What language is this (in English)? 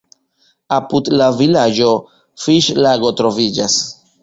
Esperanto